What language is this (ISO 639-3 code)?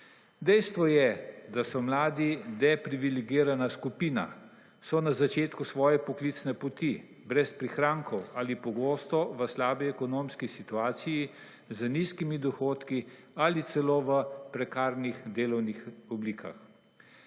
slv